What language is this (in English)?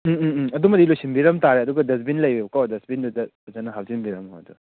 Manipuri